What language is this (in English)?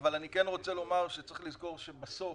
Hebrew